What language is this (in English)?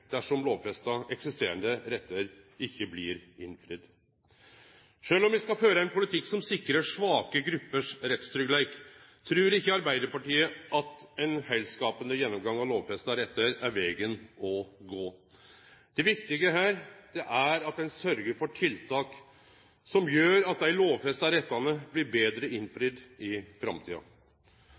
Norwegian Nynorsk